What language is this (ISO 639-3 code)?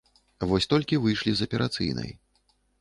bel